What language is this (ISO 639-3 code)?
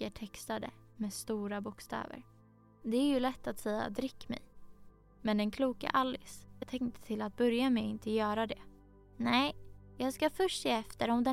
swe